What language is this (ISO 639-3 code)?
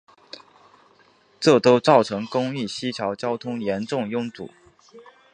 zho